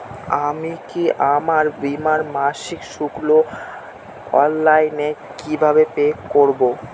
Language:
Bangla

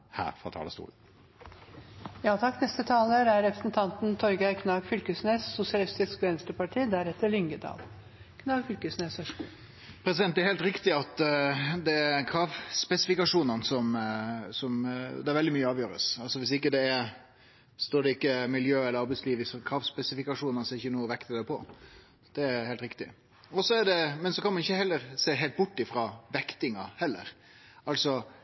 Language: Norwegian Nynorsk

